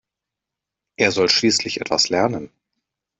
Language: German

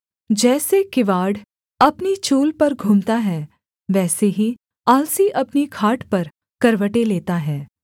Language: Hindi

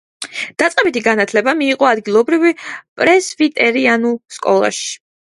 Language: Georgian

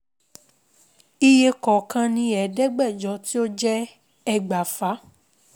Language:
Yoruba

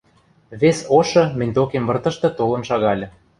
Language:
Western Mari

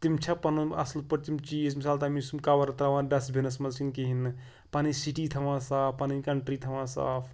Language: Kashmiri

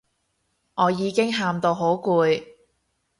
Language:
Cantonese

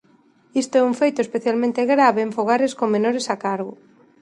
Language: Galician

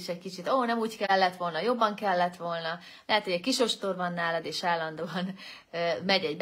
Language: Hungarian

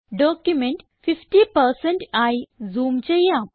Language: Malayalam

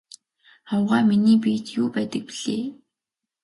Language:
Mongolian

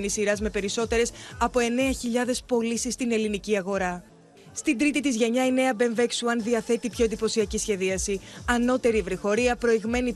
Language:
Greek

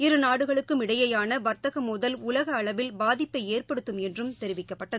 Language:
Tamil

